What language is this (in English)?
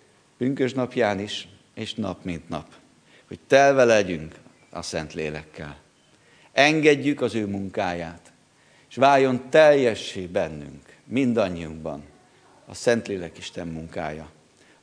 Hungarian